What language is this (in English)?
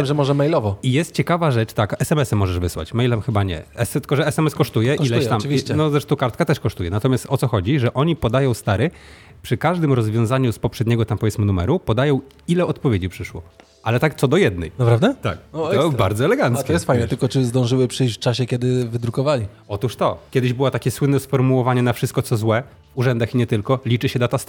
Polish